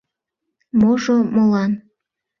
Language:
Mari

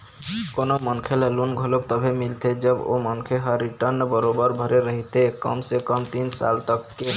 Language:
Chhattisgarhi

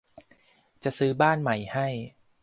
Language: Thai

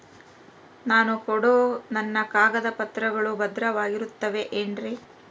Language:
Kannada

